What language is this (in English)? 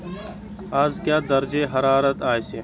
Kashmiri